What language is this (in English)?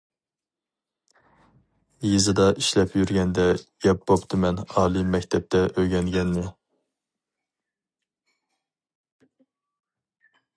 Uyghur